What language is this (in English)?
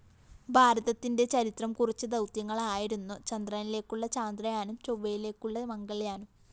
Malayalam